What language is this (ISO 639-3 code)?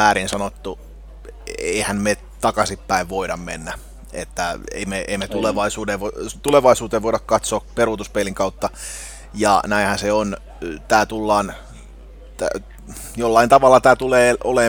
fin